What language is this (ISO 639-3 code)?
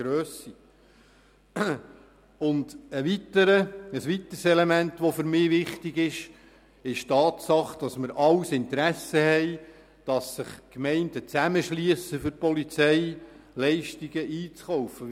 gsw